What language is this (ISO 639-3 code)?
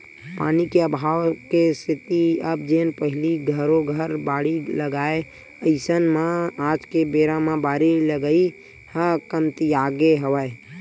hne